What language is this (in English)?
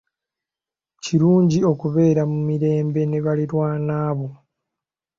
Ganda